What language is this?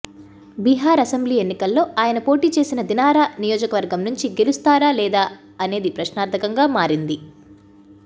Telugu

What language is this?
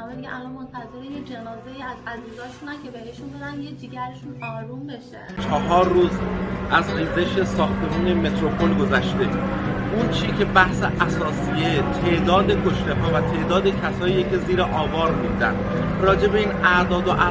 Persian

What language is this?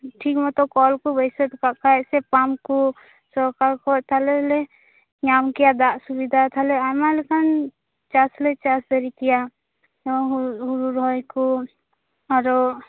Santali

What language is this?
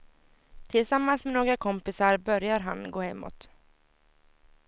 Swedish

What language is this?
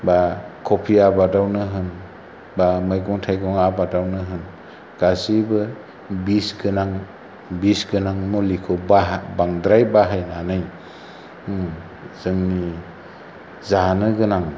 Bodo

